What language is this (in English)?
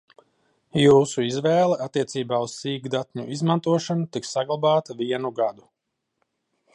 Latvian